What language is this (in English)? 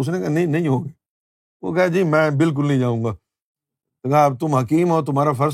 Urdu